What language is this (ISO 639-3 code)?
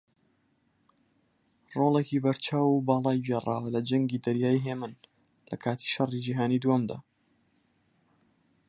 ckb